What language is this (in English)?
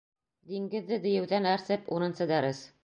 Bashkir